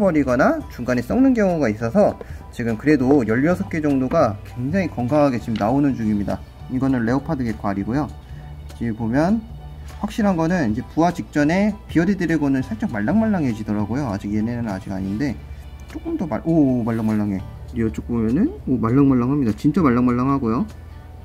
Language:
Korean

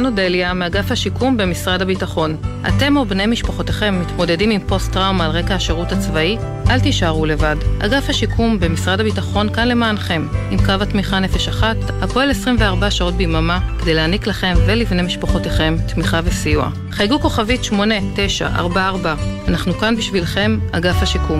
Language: Hebrew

